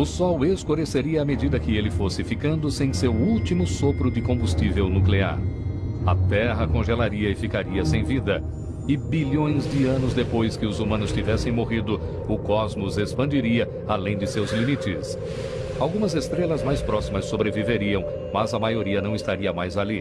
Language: Portuguese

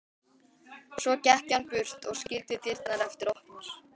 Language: Icelandic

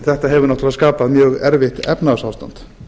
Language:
Icelandic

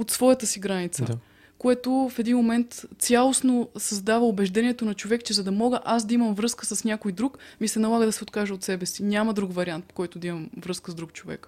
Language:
Bulgarian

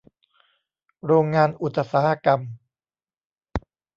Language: Thai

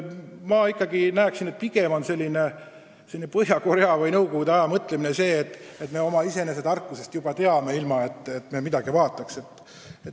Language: Estonian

